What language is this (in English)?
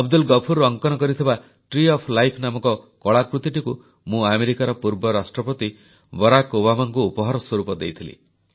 Odia